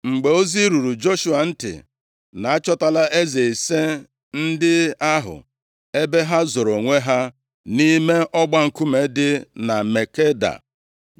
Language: Igbo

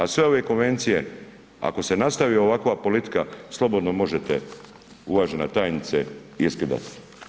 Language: Croatian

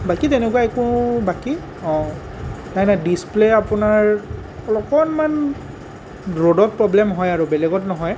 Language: Assamese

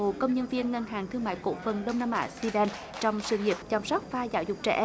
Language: Vietnamese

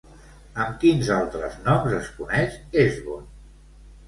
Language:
Catalan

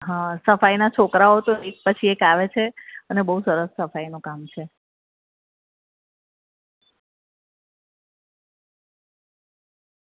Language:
Gujarati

